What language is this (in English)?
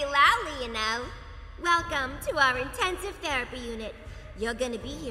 Portuguese